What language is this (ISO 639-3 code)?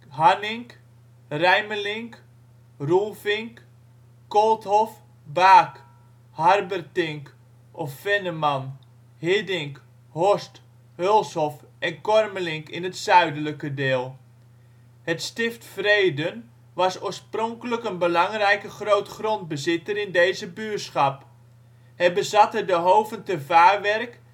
nld